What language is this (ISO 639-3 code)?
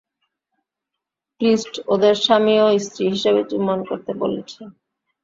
ben